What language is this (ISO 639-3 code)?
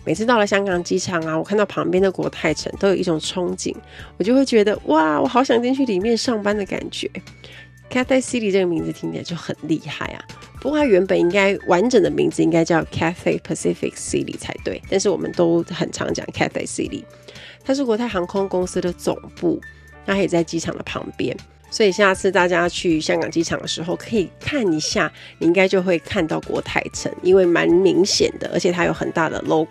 zho